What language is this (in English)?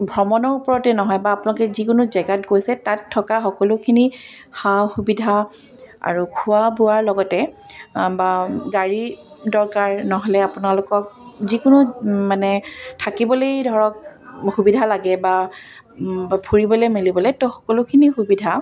Assamese